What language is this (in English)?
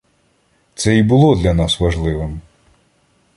Ukrainian